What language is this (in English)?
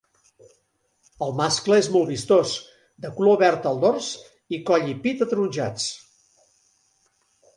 Catalan